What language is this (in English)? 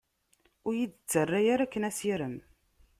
Kabyle